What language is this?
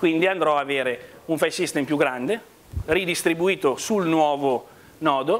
Italian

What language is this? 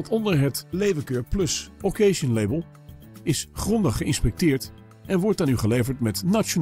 Dutch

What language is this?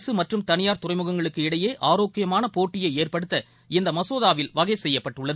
Tamil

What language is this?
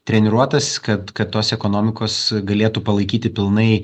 Lithuanian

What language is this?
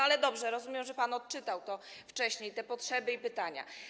Polish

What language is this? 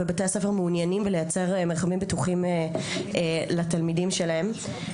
Hebrew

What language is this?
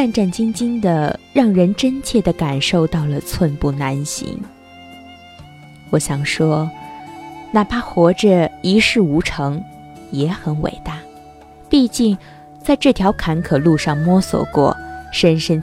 Chinese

